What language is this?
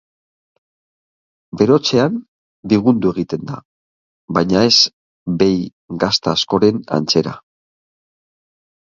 Basque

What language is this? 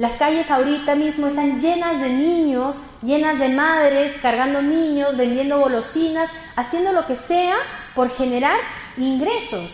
Spanish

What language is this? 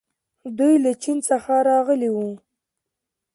Pashto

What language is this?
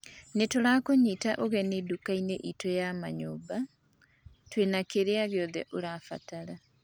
Kikuyu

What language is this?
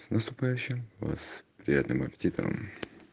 Russian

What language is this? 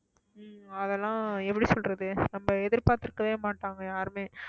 Tamil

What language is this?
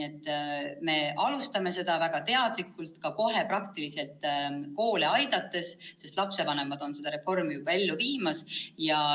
Estonian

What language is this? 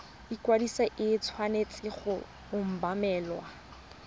Tswana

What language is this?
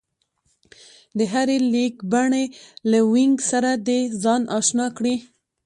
Pashto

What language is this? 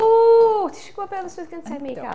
Welsh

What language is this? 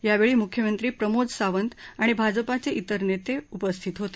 Marathi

